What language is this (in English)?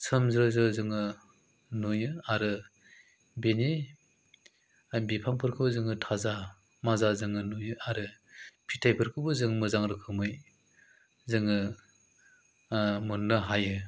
Bodo